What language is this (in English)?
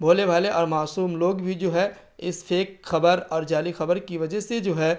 Urdu